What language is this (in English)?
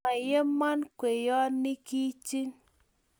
Kalenjin